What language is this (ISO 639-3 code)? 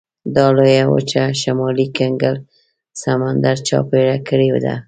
pus